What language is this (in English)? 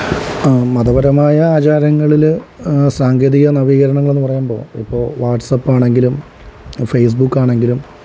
Malayalam